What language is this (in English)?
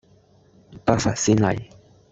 Cantonese